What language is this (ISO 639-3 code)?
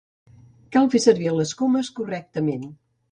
cat